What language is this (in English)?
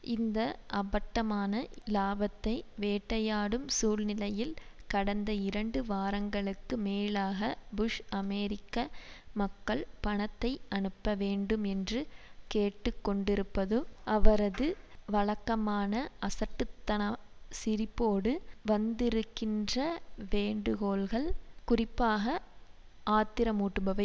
Tamil